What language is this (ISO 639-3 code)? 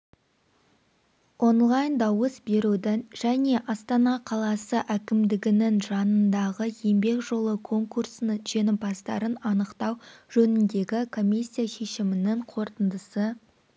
kaz